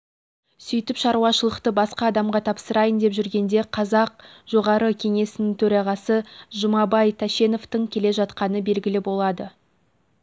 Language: Kazakh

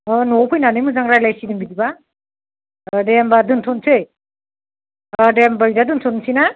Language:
Bodo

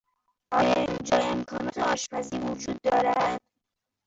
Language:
Persian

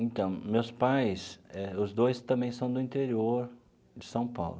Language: Portuguese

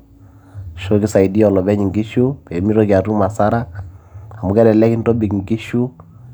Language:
Masai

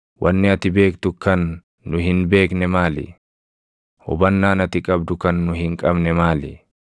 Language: Oromo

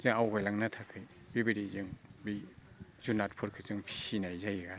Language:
Bodo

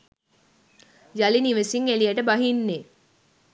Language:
Sinhala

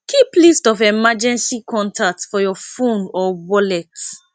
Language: Nigerian Pidgin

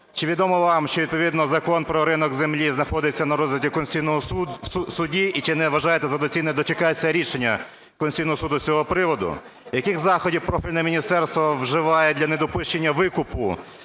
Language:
Ukrainian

